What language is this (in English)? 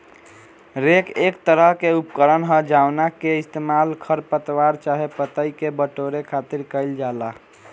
Bhojpuri